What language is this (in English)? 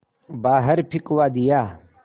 Hindi